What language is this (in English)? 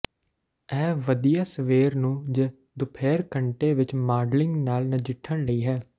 Punjabi